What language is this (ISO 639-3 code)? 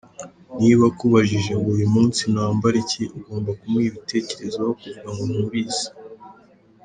kin